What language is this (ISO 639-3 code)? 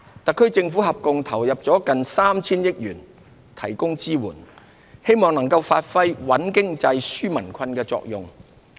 yue